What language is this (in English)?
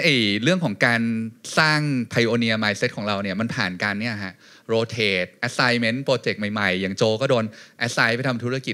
Thai